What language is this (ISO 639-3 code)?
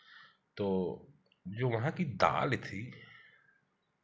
hin